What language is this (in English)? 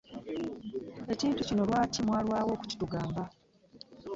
Ganda